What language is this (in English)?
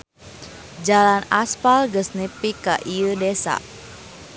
Sundanese